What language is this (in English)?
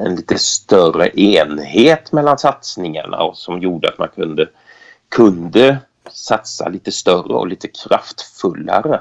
Swedish